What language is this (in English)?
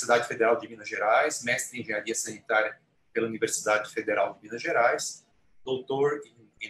Portuguese